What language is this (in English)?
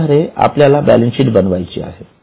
Marathi